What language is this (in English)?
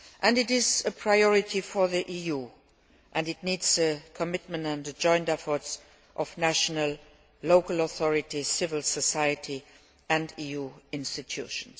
English